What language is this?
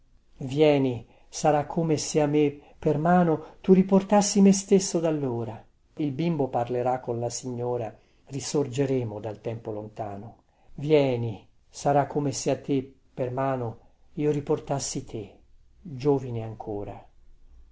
Italian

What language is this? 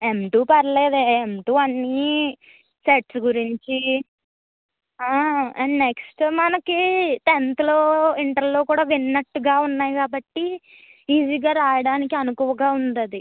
Telugu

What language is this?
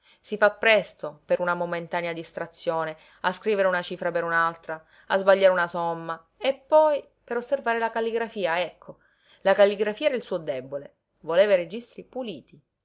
Italian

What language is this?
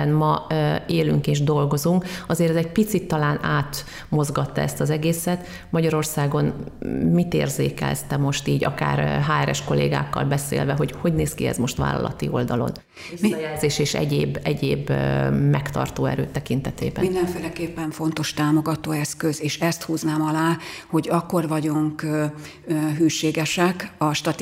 Hungarian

